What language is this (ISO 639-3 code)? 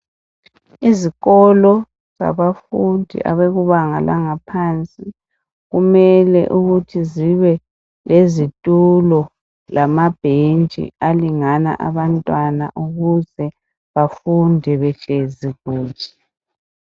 nde